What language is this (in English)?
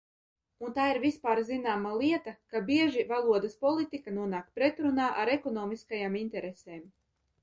Latvian